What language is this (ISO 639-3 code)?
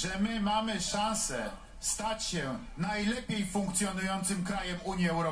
pol